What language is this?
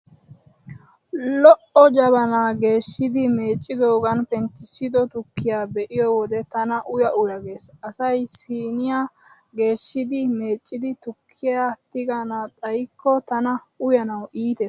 Wolaytta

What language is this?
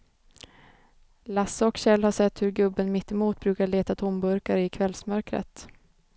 Swedish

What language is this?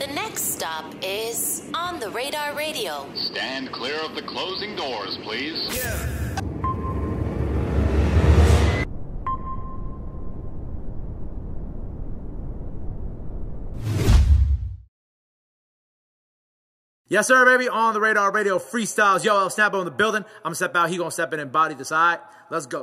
English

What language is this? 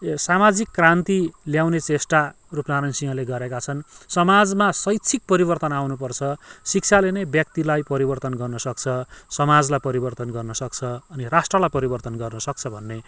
Nepali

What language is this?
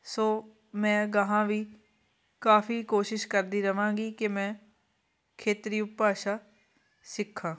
Punjabi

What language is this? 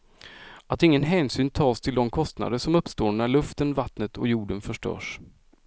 Swedish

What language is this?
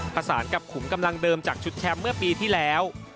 Thai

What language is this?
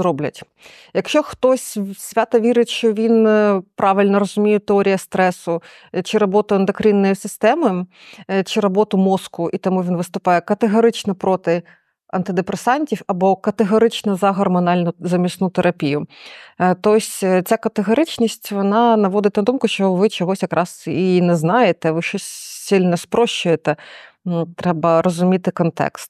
Ukrainian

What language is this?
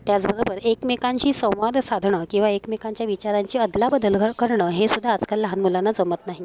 Marathi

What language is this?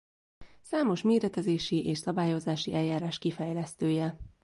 Hungarian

